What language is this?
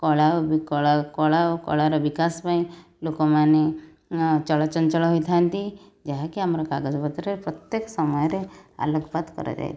Odia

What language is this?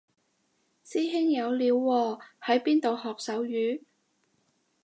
Cantonese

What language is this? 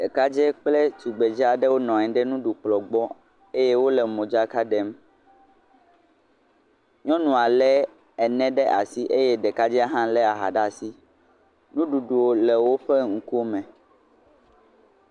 Ewe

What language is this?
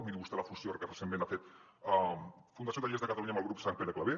Catalan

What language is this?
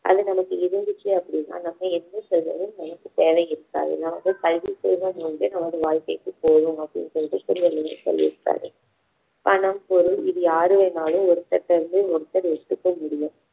Tamil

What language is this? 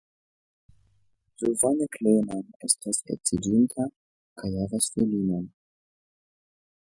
Esperanto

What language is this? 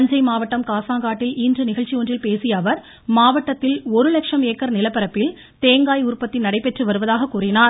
Tamil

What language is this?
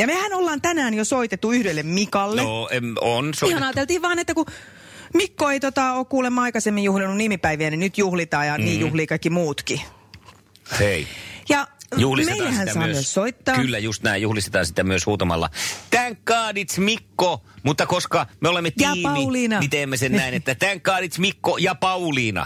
Finnish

